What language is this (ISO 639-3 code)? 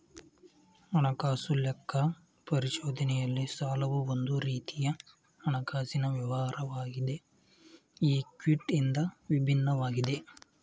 kan